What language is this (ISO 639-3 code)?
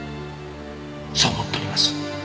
jpn